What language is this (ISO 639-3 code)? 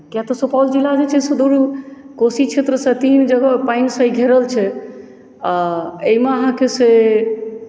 mai